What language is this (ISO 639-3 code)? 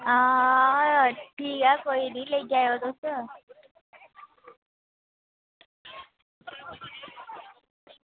doi